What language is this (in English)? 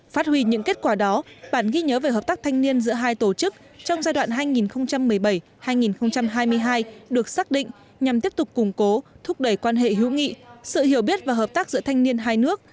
Vietnamese